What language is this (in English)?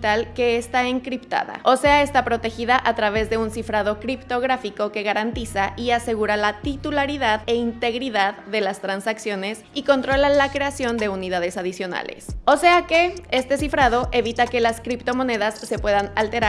Spanish